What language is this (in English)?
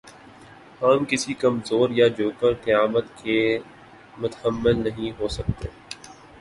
Urdu